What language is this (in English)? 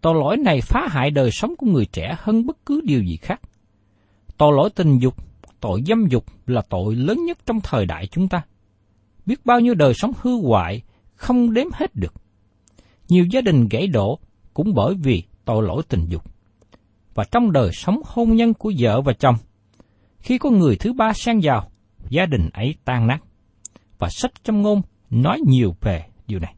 Vietnamese